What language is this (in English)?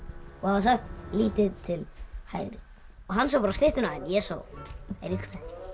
Icelandic